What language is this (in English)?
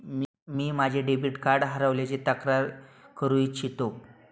Marathi